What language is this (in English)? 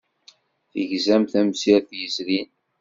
Kabyle